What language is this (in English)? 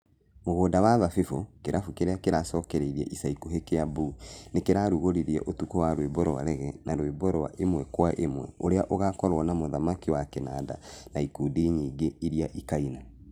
Kikuyu